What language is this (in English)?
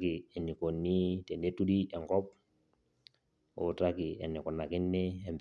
Masai